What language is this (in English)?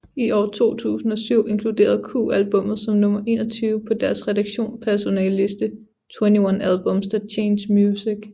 Danish